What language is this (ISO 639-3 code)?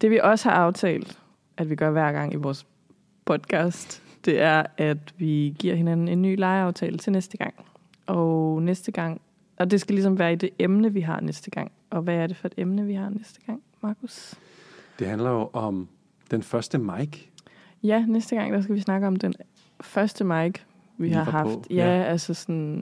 dan